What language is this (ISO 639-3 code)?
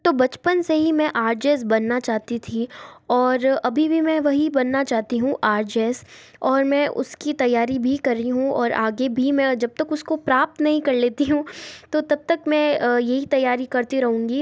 hin